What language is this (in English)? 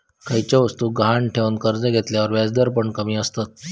Marathi